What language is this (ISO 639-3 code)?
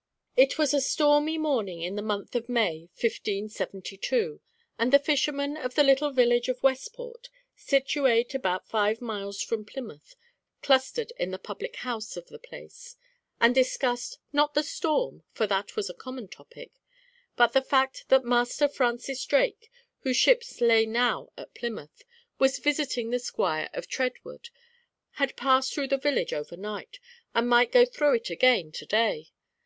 eng